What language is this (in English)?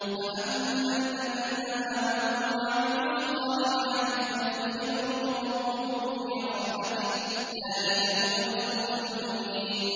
Arabic